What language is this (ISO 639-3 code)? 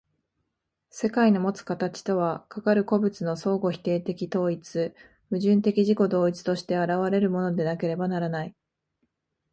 jpn